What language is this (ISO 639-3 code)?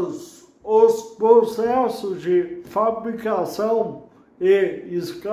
por